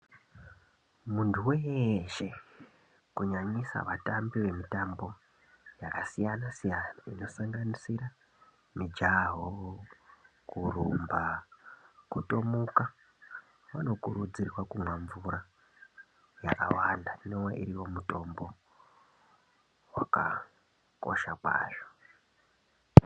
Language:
Ndau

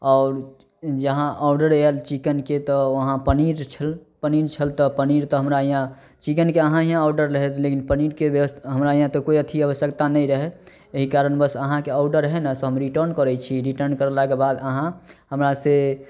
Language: Maithili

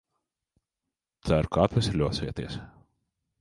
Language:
Latvian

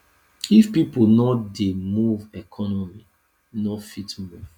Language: Nigerian Pidgin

